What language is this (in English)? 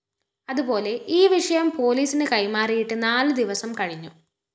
Malayalam